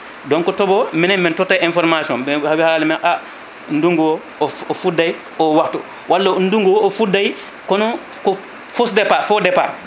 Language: Fula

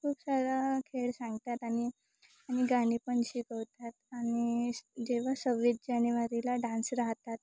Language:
Marathi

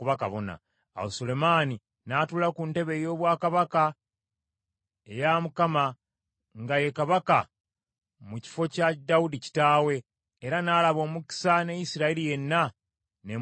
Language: Ganda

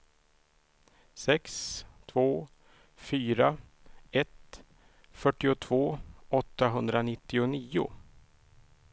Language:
Swedish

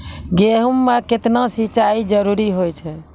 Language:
Maithili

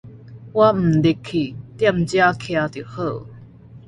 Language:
Min Nan Chinese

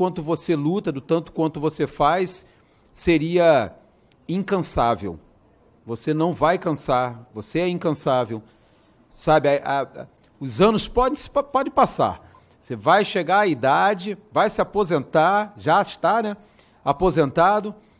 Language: Portuguese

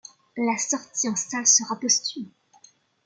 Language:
French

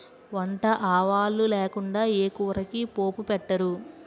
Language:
Telugu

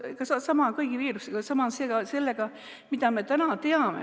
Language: Estonian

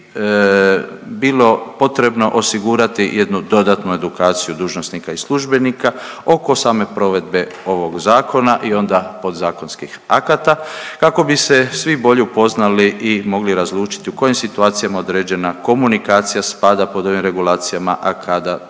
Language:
Croatian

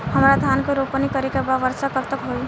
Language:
Bhojpuri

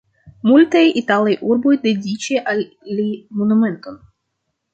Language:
Esperanto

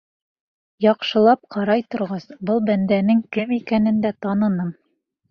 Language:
Bashkir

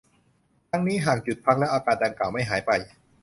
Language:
Thai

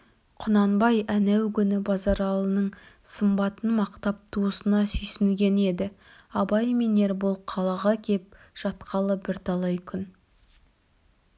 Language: Kazakh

